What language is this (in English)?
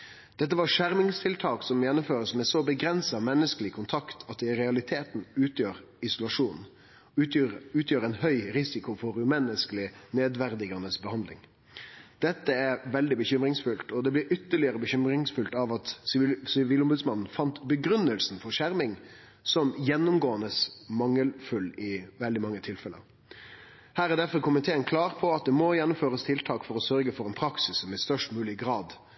Norwegian Nynorsk